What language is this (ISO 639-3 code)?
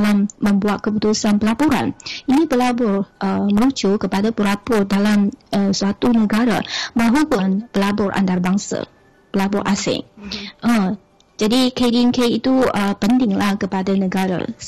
msa